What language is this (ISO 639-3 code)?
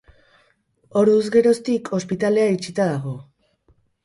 eus